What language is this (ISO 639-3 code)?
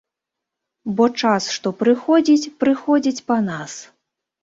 bel